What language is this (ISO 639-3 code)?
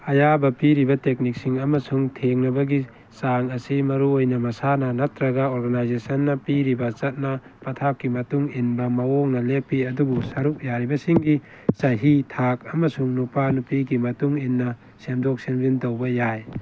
mni